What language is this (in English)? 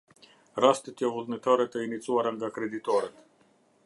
Albanian